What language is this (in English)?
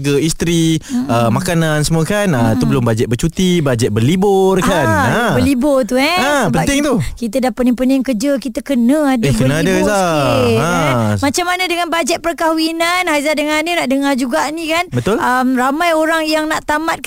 Malay